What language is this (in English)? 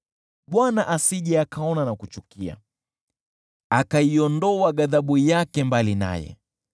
Swahili